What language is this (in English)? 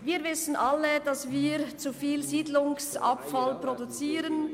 Swiss German